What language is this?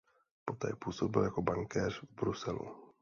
Czech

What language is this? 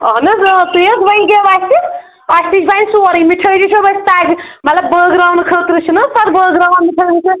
Kashmiri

